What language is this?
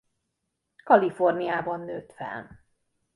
Hungarian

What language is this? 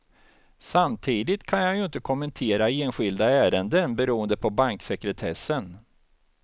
Swedish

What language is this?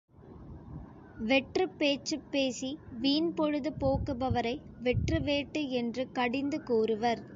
Tamil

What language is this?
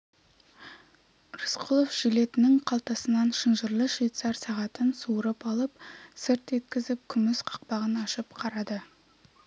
Kazakh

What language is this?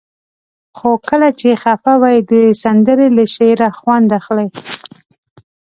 Pashto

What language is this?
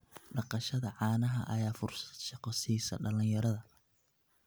Somali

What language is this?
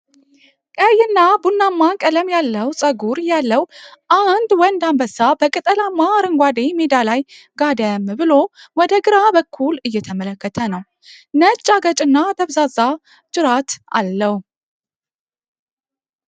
Amharic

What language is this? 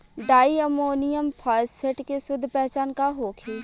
Bhojpuri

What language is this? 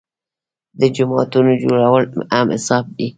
Pashto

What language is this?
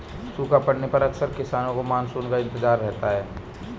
Hindi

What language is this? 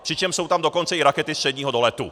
Czech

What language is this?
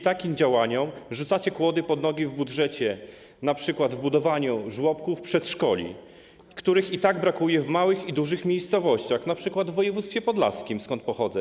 Polish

